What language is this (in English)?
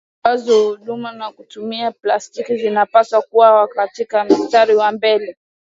Swahili